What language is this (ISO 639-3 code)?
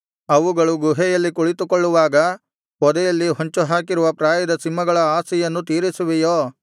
kan